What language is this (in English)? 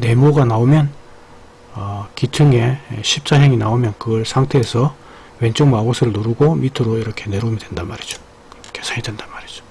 Korean